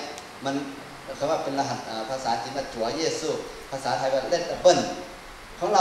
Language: Thai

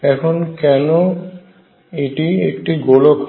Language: Bangla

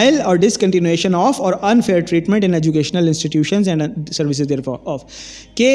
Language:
Urdu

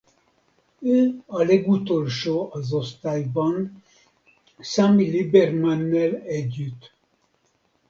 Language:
Hungarian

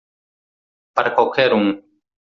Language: Portuguese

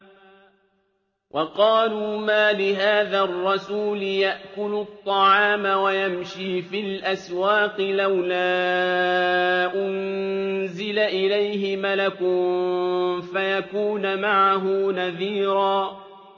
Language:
Arabic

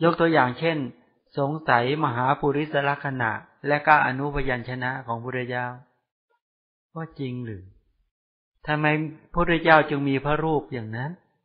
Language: Thai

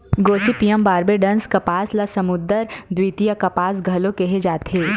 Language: Chhattisgarhi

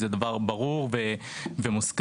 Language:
Hebrew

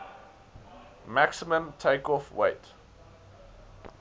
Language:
English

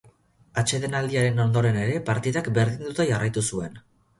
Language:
Basque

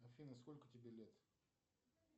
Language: Russian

